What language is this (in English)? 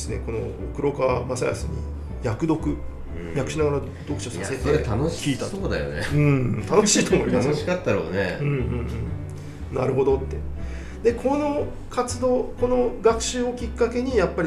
Japanese